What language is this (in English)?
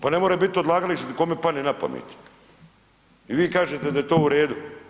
Croatian